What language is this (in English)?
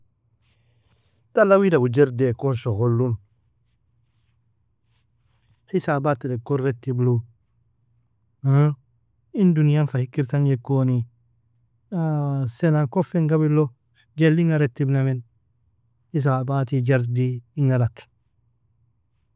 Nobiin